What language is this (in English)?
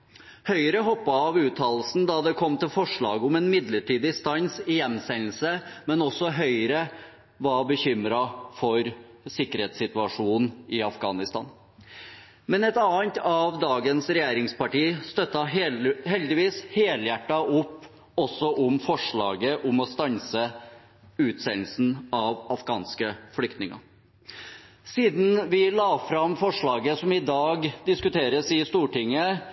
Norwegian Bokmål